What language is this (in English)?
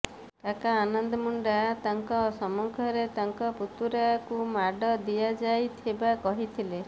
Odia